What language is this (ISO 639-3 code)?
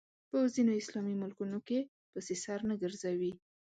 pus